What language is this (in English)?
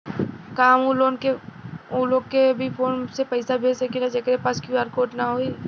Bhojpuri